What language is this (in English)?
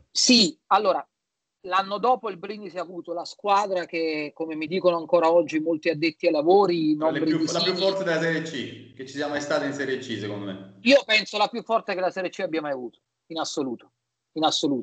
Italian